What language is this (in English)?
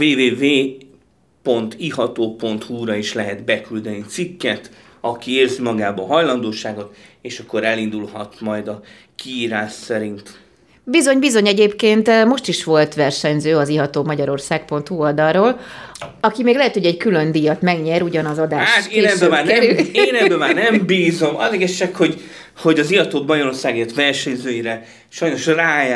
Hungarian